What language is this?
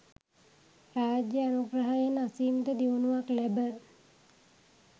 Sinhala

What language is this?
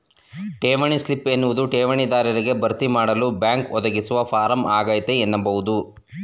Kannada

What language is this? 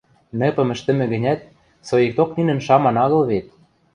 Western Mari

